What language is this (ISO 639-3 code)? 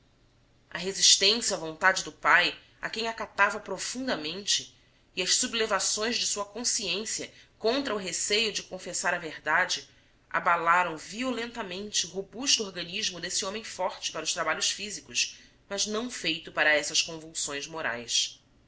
por